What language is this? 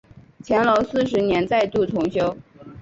Chinese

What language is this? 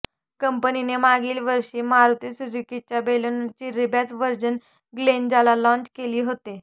Marathi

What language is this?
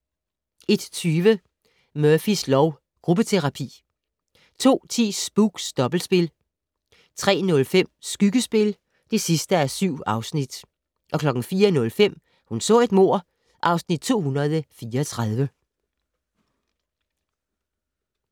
Danish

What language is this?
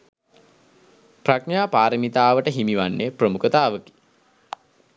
Sinhala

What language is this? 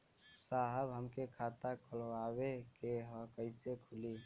Bhojpuri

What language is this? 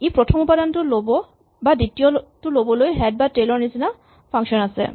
Assamese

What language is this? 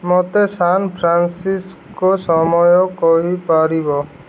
Odia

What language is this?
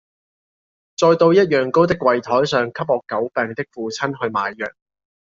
Cantonese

